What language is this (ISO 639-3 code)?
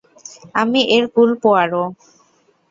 ben